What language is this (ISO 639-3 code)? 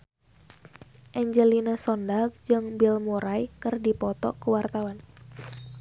sun